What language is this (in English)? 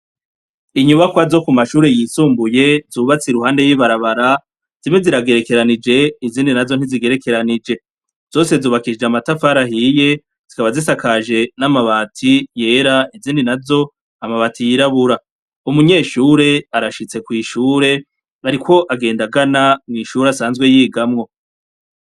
Rundi